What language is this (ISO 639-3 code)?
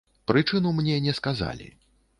bel